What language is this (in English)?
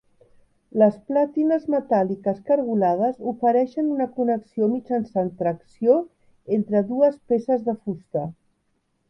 Catalan